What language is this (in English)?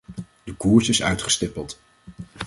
Dutch